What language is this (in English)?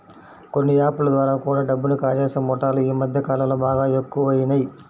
Telugu